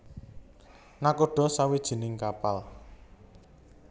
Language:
Javanese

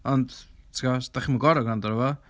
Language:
Welsh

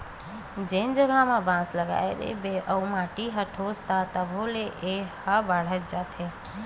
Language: Chhattisgarhi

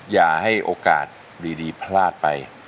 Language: Thai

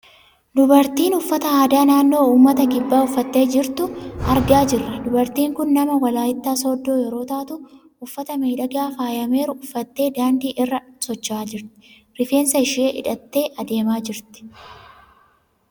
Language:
Oromo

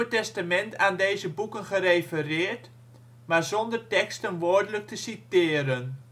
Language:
Dutch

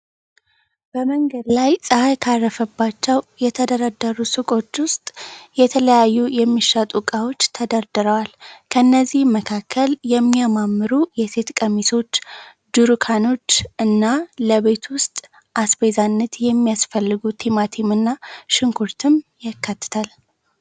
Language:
Amharic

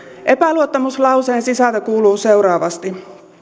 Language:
Finnish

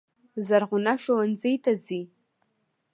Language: Pashto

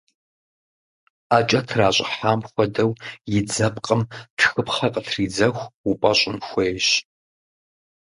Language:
Kabardian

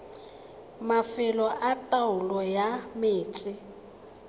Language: Tswana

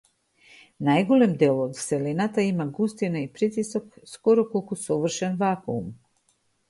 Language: Macedonian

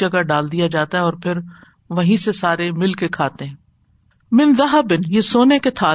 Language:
Urdu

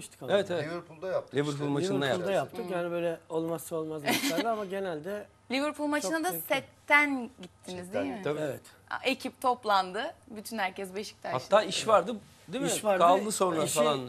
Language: Turkish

